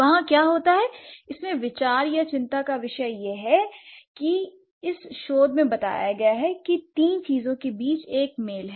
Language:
Hindi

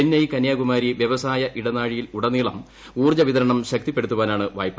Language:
Malayalam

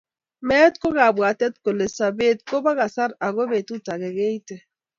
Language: Kalenjin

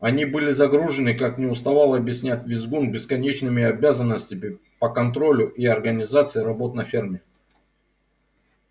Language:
Russian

